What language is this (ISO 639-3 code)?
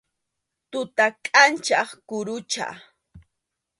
qxu